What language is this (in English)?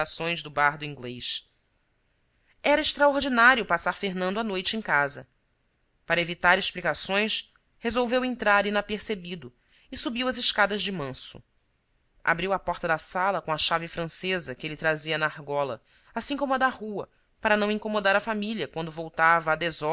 Portuguese